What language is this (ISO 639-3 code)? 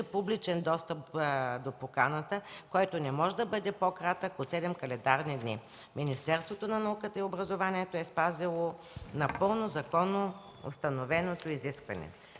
bul